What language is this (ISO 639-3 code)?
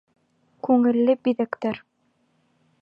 bak